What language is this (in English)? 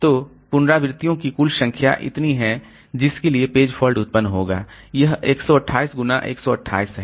Hindi